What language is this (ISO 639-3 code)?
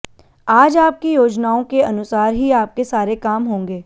hin